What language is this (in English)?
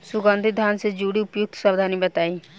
Bhojpuri